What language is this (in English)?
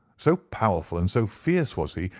English